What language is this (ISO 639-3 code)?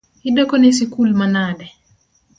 luo